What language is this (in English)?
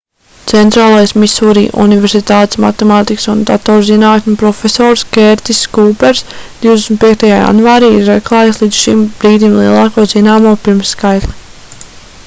Latvian